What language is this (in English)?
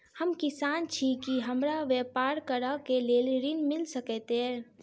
Maithili